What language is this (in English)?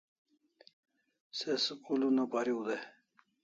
Kalasha